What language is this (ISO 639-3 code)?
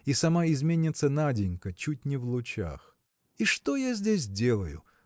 rus